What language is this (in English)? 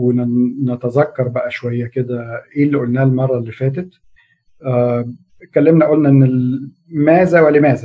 Arabic